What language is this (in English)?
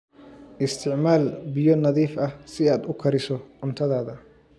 Somali